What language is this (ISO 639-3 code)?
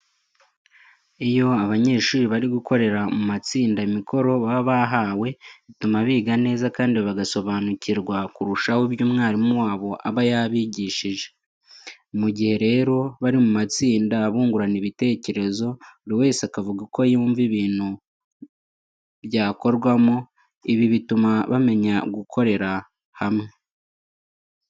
kin